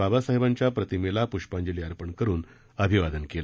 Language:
Marathi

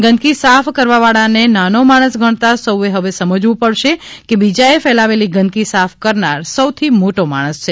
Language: Gujarati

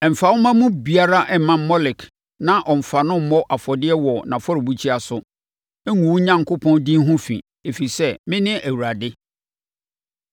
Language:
Akan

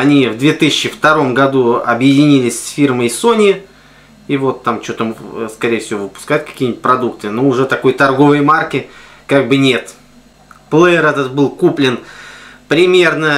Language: Russian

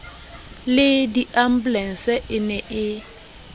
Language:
Southern Sotho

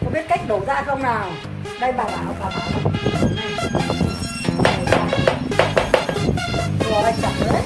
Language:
Vietnamese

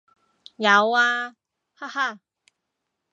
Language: Cantonese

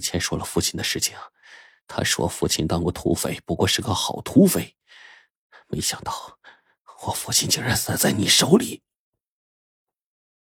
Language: Chinese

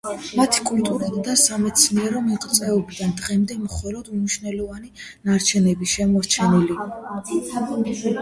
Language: Georgian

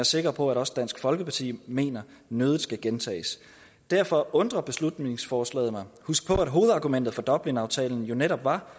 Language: Danish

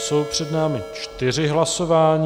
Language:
Czech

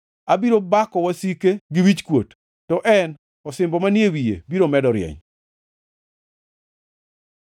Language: Luo (Kenya and Tanzania)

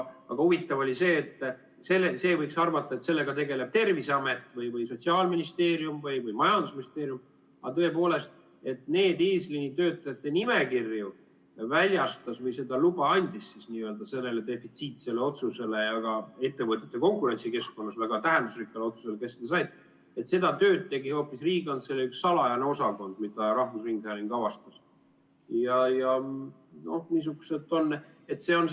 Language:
Estonian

